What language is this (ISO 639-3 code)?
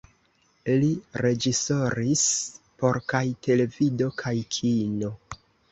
epo